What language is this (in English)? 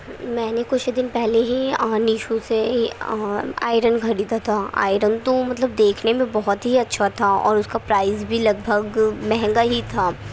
Urdu